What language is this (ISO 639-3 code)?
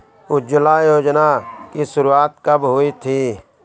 hin